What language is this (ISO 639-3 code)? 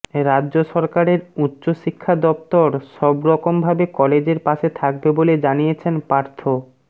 ben